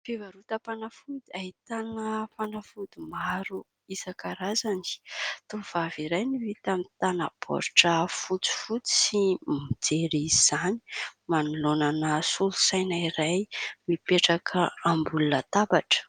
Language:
Malagasy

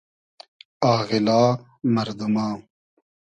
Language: Hazaragi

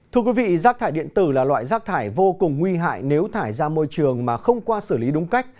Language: Vietnamese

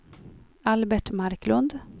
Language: Swedish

